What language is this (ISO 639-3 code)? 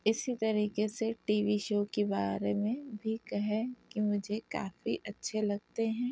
urd